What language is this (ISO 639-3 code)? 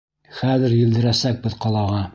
bak